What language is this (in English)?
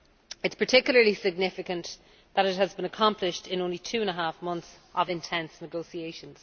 English